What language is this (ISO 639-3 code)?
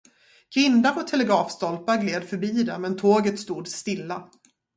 swe